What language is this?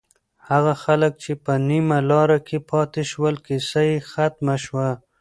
Pashto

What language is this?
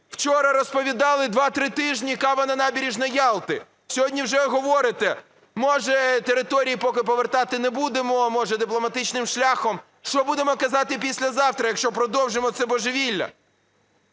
Ukrainian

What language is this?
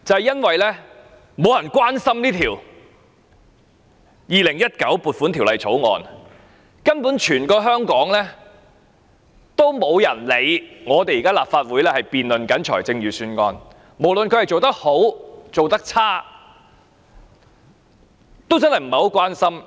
Cantonese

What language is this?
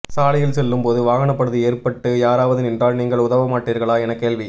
Tamil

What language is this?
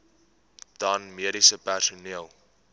Afrikaans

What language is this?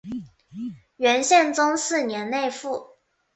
Chinese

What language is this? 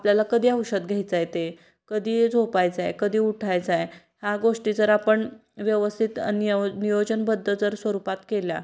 Marathi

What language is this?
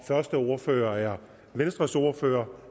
Danish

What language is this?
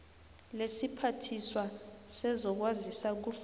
South Ndebele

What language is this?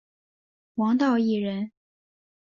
Chinese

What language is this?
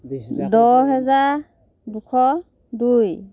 Assamese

